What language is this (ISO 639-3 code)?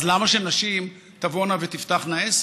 heb